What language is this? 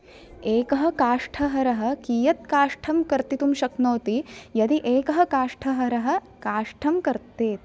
Sanskrit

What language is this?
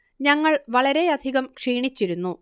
Malayalam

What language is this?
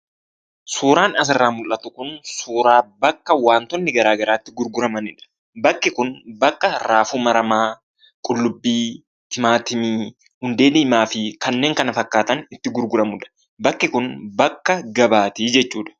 Oromo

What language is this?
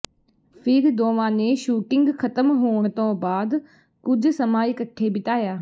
Punjabi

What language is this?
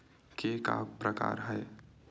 Chhattisgarhi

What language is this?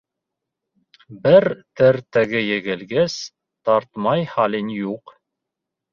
Bashkir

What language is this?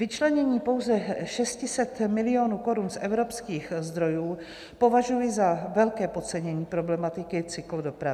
Czech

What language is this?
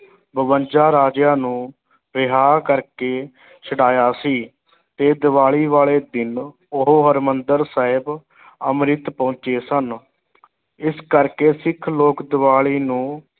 Punjabi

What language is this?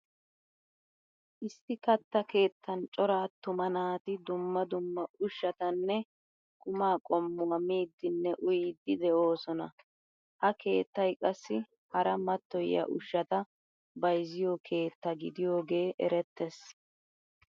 Wolaytta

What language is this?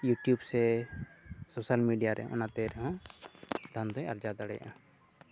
Santali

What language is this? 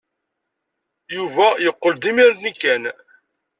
Kabyle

